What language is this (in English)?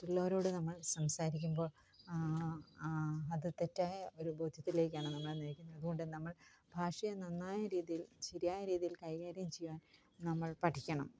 Malayalam